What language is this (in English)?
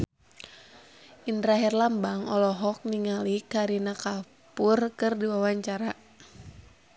Sundanese